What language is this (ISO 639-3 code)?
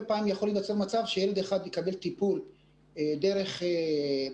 heb